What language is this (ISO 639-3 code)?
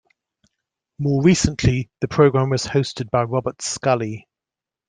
eng